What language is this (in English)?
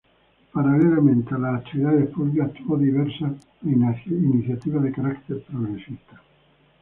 Spanish